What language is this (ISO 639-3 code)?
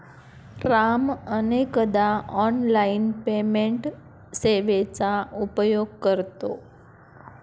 mar